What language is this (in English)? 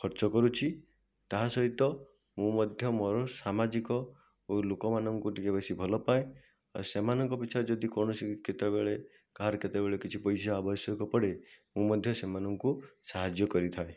Odia